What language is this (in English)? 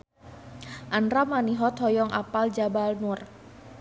Sundanese